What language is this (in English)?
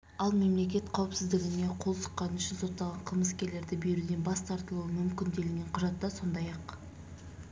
Kazakh